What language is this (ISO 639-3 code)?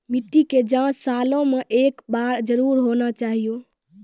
mai